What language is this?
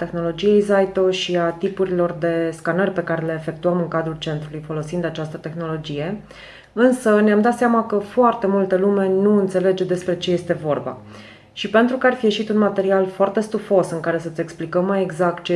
Romanian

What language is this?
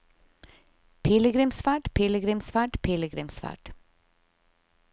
Norwegian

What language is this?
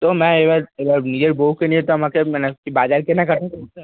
Bangla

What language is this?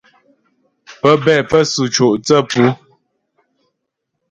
Ghomala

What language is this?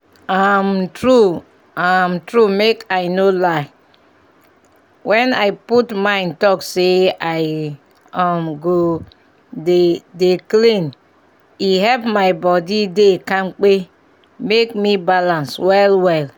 Nigerian Pidgin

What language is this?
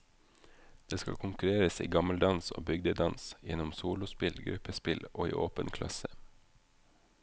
Norwegian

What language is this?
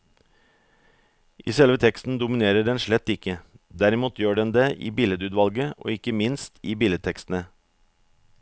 Norwegian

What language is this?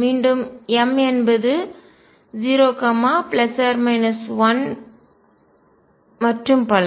Tamil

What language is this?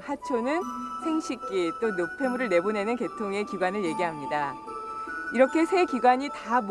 Korean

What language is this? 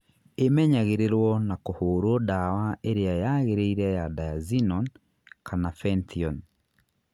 Kikuyu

